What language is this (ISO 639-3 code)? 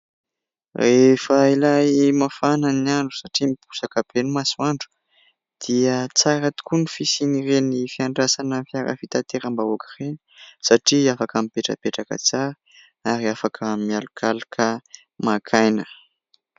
mlg